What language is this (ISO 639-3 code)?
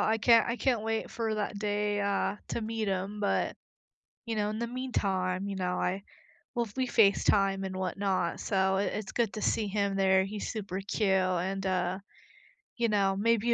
eng